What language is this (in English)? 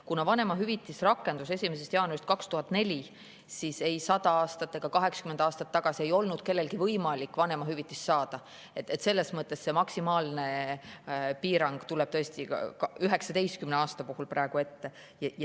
Estonian